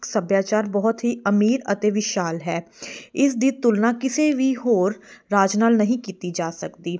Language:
Punjabi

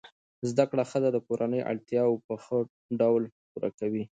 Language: Pashto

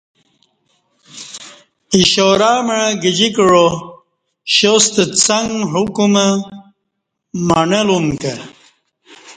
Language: Kati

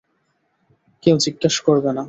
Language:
Bangla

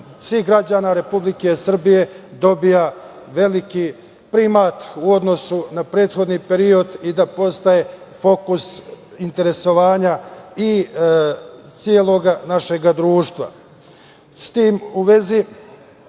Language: Serbian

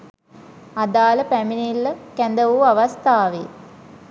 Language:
Sinhala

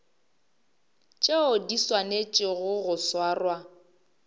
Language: Northern Sotho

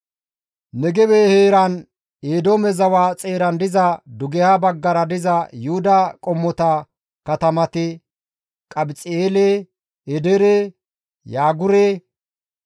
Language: Gamo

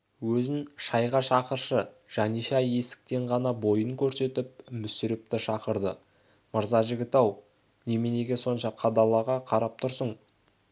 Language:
Kazakh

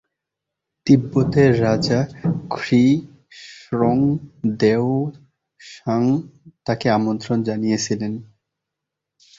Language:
Bangla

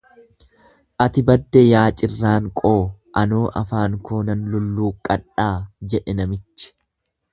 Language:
Oromo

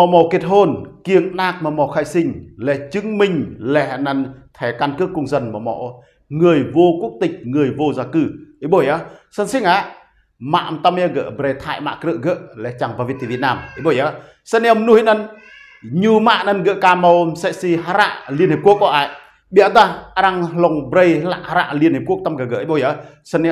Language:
Vietnamese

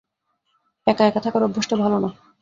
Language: Bangla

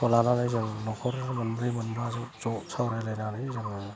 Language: Bodo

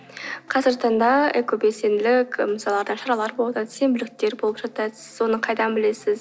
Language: Kazakh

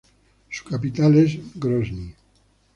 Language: Spanish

